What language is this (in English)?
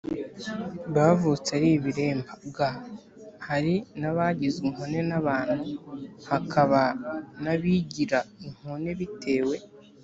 Kinyarwanda